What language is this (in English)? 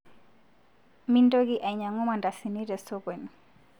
Masai